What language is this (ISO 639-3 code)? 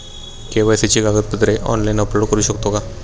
mar